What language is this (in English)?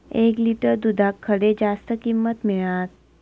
Marathi